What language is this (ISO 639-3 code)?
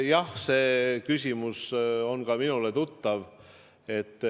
est